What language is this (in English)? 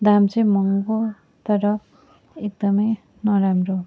Nepali